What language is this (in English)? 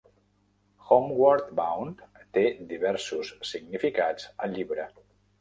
Catalan